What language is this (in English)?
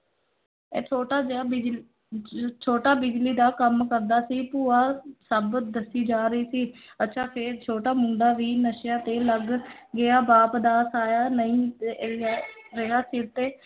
Punjabi